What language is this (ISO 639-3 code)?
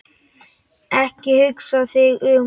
isl